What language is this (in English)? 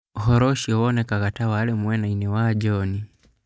Kikuyu